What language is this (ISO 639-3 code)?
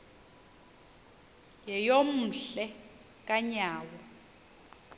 xho